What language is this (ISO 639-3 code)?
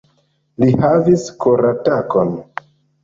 epo